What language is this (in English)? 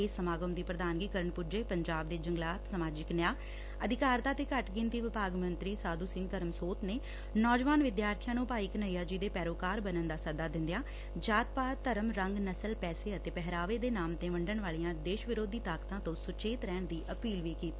Punjabi